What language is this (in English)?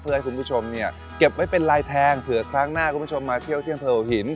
Thai